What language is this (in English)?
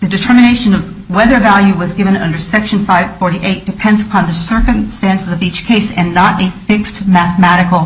English